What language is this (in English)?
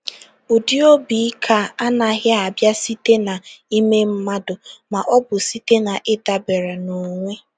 Igbo